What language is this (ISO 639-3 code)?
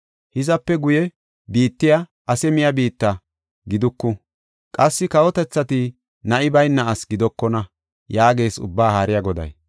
gof